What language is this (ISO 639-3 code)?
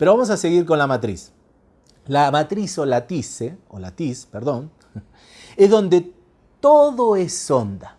spa